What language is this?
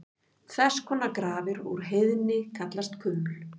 Icelandic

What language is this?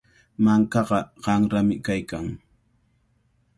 Cajatambo North Lima Quechua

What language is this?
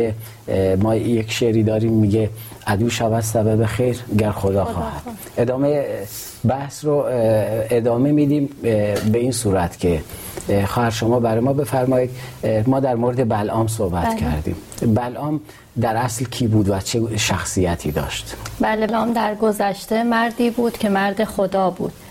Persian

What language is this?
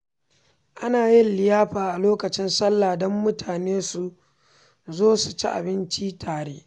Hausa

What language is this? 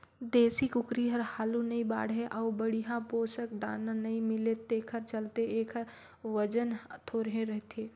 Chhattisgarhi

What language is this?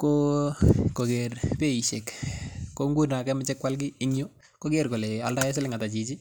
Kalenjin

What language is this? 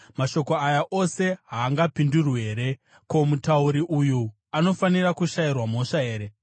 Shona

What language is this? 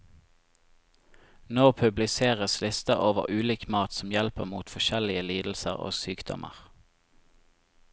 Norwegian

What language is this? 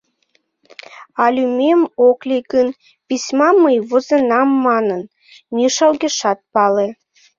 Mari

